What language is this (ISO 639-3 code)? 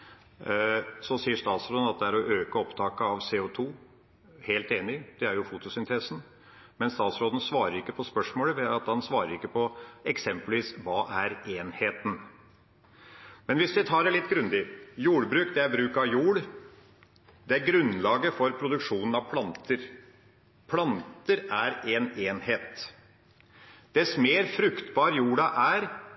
nob